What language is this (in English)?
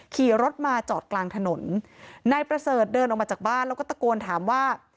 Thai